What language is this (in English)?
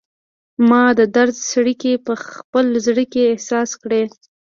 Pashto